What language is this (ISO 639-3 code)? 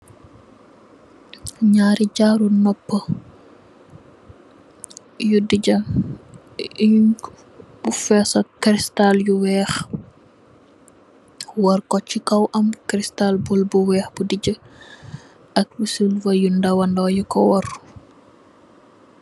wol